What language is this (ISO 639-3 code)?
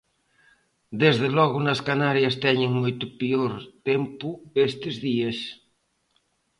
glg